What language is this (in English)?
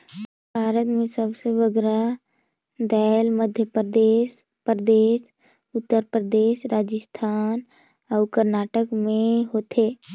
Chhattisgarhi